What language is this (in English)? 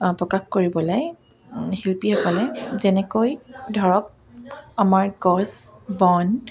Assamese